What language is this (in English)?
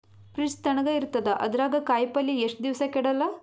Kannada